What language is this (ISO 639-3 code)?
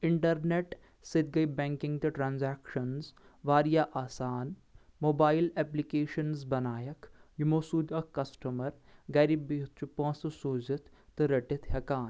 kas